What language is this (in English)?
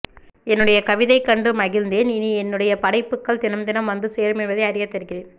Tamil